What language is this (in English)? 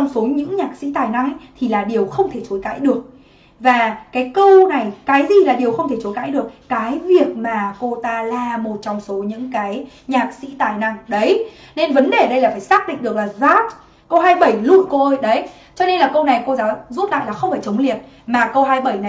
Vietnamese